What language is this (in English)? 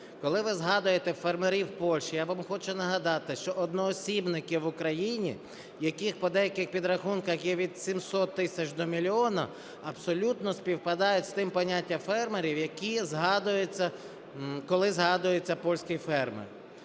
Ukrainian